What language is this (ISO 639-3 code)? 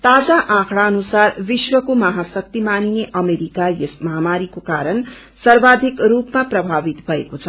nep